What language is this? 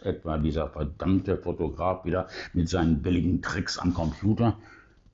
German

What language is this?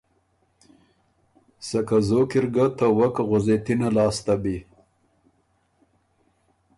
Ormuri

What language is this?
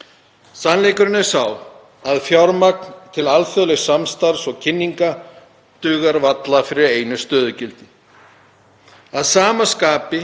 Icelandic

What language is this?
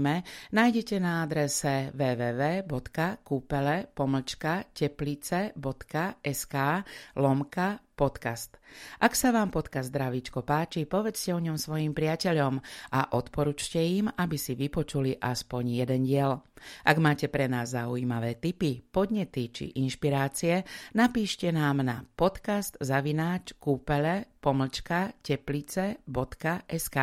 Slovak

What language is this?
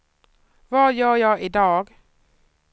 Swedish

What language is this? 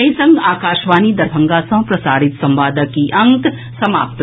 Maithili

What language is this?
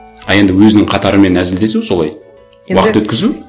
Kazakh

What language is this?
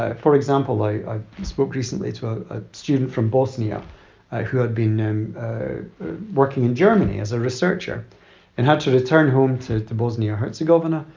English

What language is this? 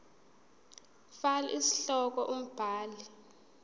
Zulu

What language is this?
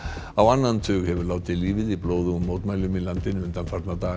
Icelandic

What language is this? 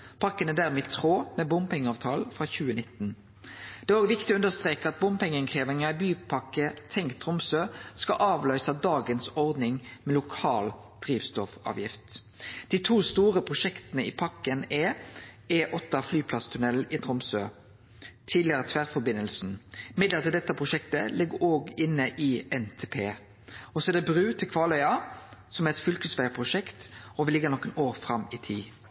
Norwegian Nynorsk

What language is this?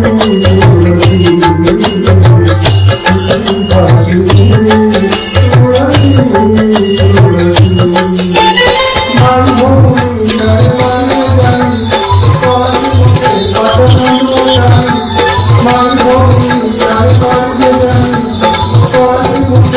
Arabic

